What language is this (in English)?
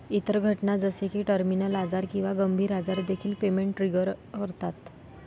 Marathi